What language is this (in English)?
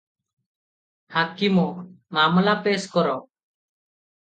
Odia